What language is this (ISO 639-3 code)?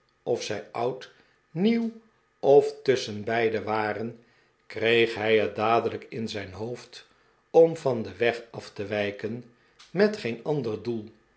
nld